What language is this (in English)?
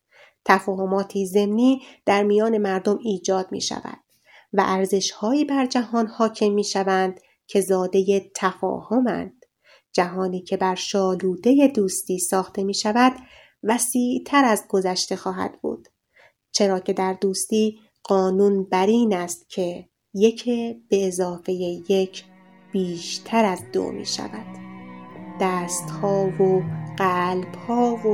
Persian